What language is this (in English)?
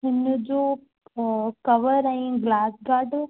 Sindhi